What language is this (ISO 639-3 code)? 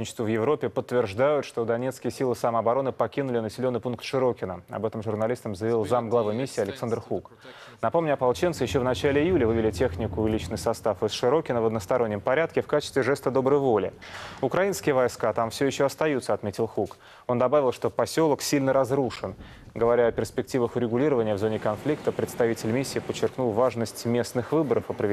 rus